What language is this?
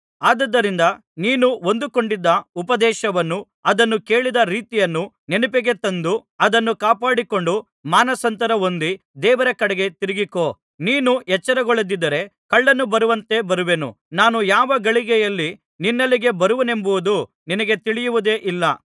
Kannada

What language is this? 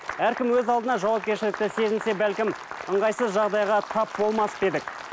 Kazakh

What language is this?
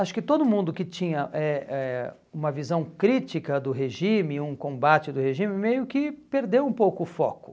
Portuguese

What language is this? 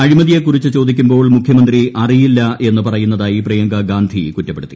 Malayalam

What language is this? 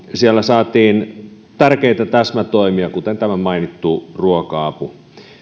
Finnish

